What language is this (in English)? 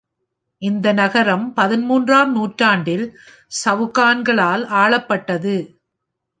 Tamil